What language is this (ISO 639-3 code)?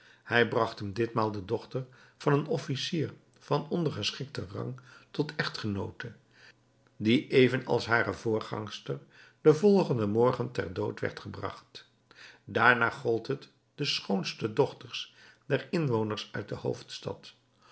nld